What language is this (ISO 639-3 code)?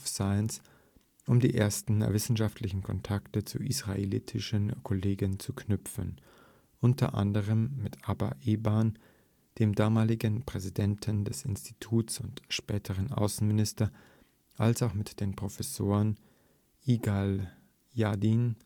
deu